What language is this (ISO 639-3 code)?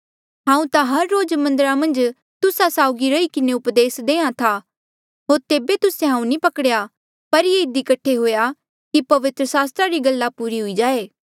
mjl